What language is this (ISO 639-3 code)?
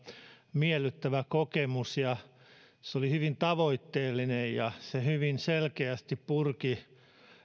fin